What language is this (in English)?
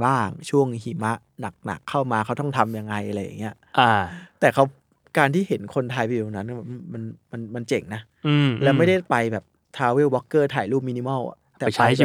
Thai